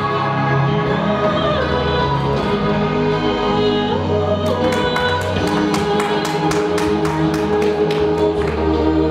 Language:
Ukrainian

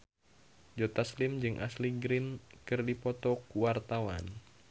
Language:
Sundanese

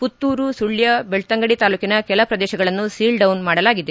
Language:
Kannada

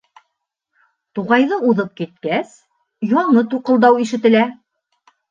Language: Bashkir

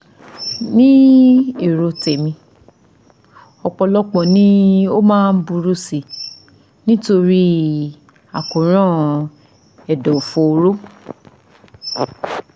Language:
Yoruba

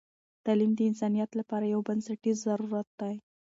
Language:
Pashto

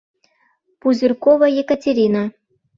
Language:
Mari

